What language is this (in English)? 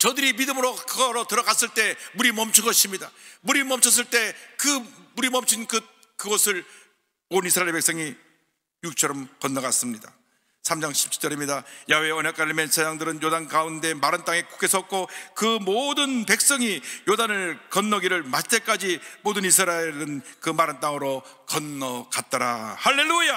Korean